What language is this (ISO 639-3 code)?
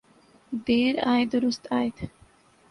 urd